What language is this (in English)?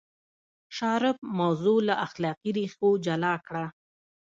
Pashto